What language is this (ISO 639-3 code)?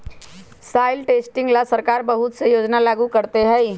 mag